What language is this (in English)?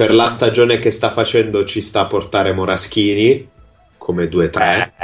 Italian